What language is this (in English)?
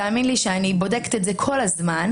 Hebrew